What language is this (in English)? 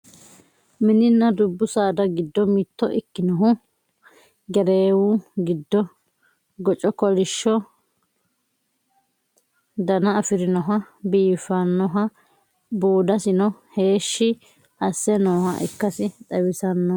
Sidamo